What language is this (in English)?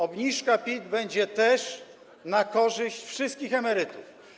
Polish